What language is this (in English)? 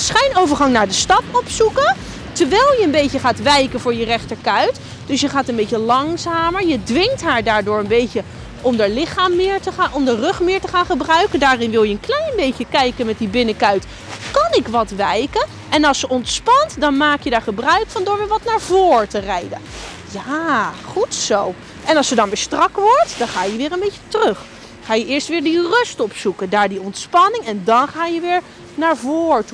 Dutch